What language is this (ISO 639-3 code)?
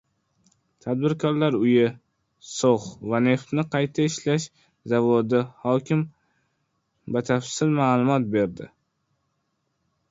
uzb